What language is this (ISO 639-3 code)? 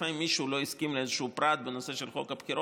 heb